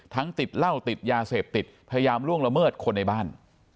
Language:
Thai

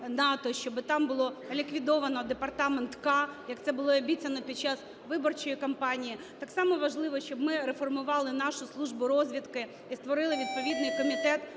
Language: Ukrainian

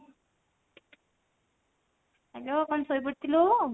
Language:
Odia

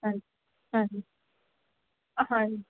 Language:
Punjabi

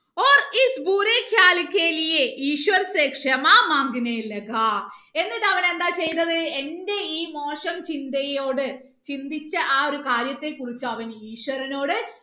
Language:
Malayalam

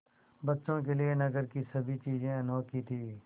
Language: Hindi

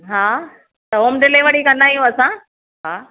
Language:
Sindhi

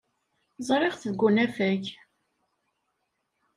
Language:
Kabyle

